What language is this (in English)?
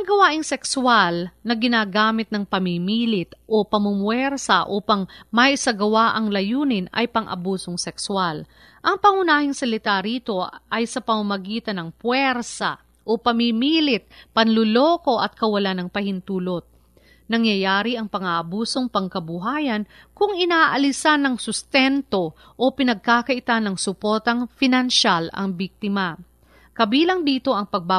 Filipino